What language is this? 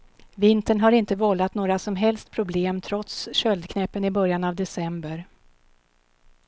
Swedish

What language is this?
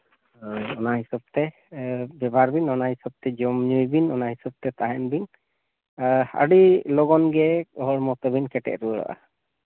Santali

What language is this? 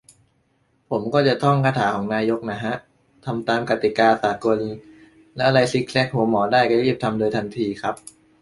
Thai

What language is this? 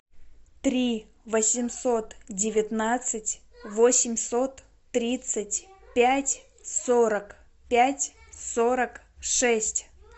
Russian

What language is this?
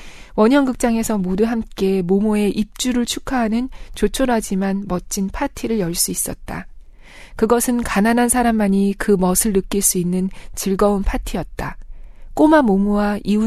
Korean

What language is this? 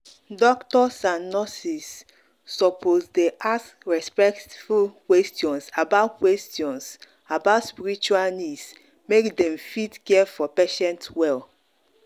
Nigerian Pidgin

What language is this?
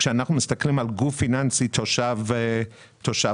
Hebrew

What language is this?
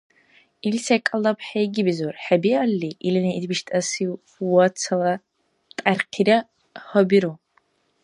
Dargwa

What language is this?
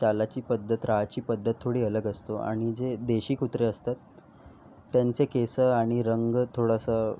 Marathi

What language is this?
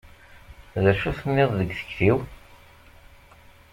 Kabyle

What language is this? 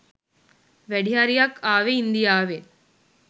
Sinhala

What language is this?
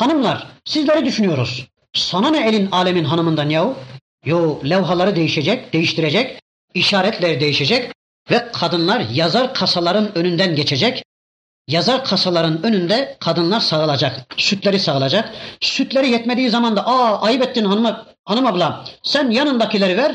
Turkish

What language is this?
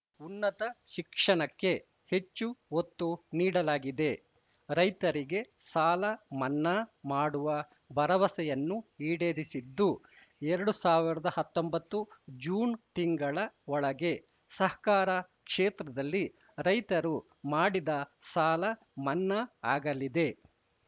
Kannada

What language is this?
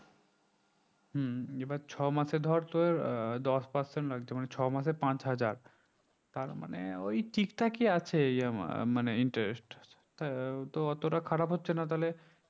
Bangla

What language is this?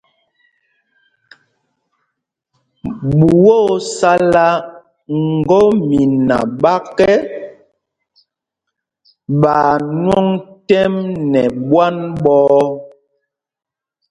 Mpumpong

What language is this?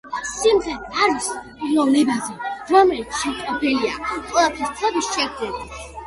Georgian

